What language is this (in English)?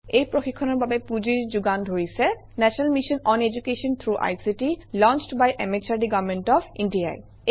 Assamese